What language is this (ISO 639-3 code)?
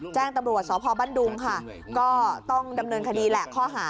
tha